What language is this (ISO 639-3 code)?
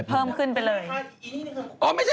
tha